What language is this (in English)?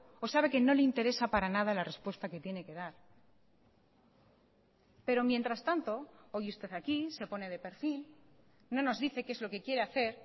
Spanish